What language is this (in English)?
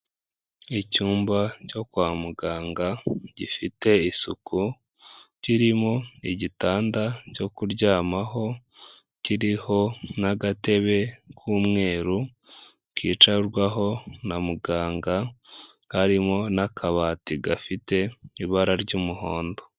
Kinyarwanda